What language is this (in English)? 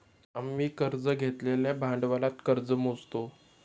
Marathi